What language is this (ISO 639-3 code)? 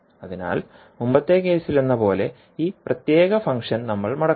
mal